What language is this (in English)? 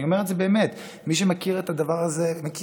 Hebrew